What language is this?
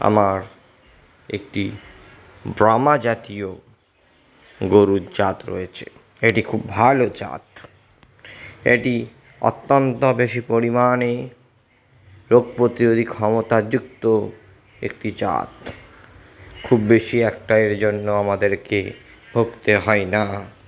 Bangla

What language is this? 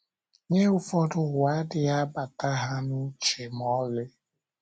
Igbo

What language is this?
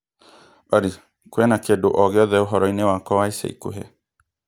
Kikuyu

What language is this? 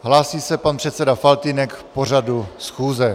Czech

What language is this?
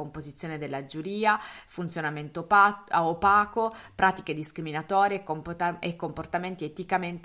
Italian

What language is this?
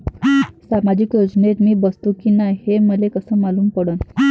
Marathi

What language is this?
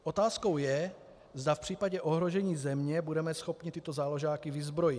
Czech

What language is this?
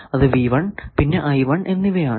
Malayalam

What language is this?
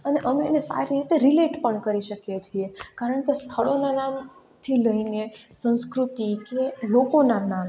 Gujarati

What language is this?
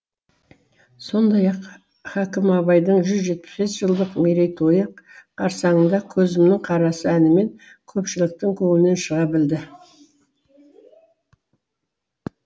Kazakh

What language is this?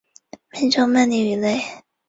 Chinese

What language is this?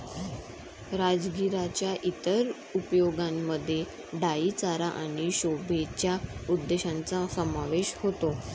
Marathi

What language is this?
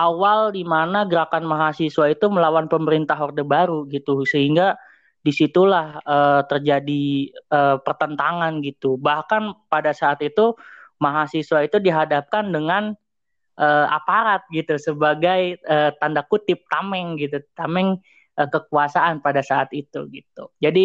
Indonesian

